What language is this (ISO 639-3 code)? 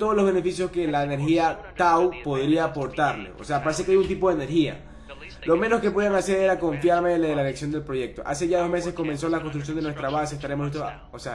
spa